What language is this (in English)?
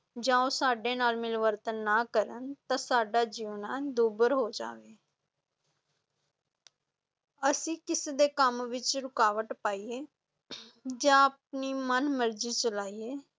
Punjabi